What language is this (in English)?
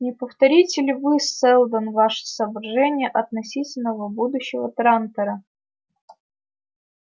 Russian